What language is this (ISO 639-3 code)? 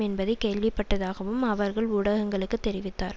tam